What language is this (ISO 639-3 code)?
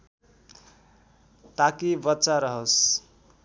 nep